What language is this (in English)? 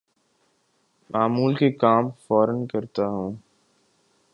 Urdu